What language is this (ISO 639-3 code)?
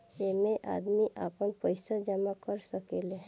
bho